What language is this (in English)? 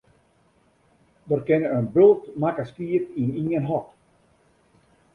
Western Frisian